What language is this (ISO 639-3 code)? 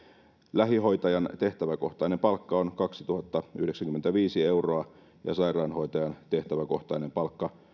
fin